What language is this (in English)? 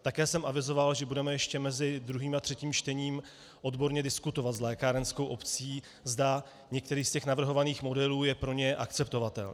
Czech